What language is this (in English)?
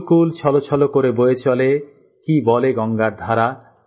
Bangla